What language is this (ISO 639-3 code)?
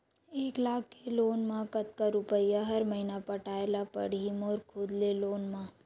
hne